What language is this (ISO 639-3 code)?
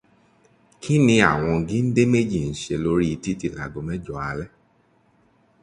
yor